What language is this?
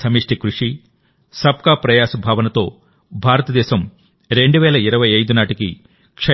Telugu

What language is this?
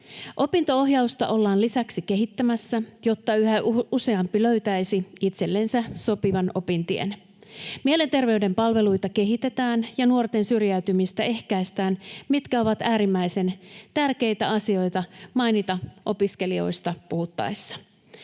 Finnish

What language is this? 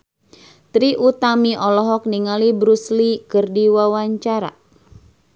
Sundanese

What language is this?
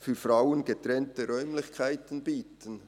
Swiss German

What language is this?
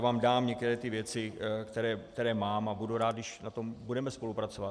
Czech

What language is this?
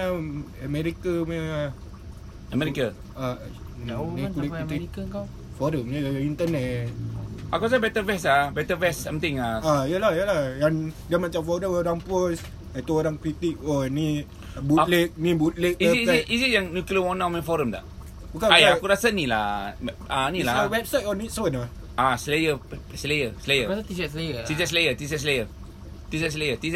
Malay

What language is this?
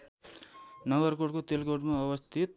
Nepali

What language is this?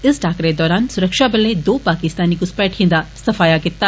Dogri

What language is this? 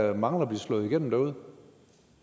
Danish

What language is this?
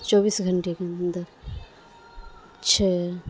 Urdu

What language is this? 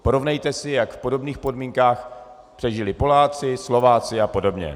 Czech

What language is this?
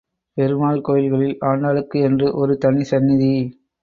Tamil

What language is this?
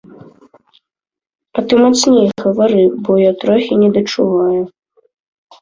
Belarusian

